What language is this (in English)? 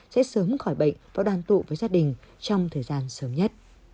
Vietnamese